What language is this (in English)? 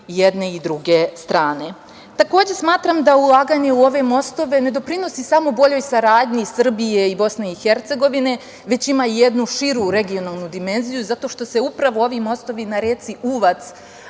Serbian